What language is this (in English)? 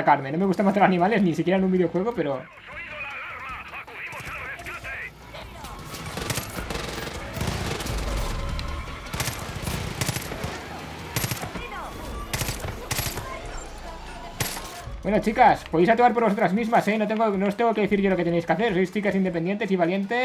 Spanish